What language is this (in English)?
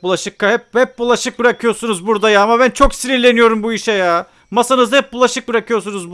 Turkish